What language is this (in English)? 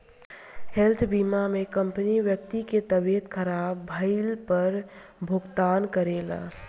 Bhojpuri